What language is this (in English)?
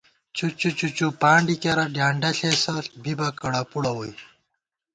Gawar-Bati